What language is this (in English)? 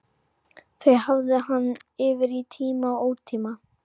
Icelandic